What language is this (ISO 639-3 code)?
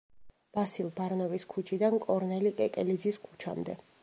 kat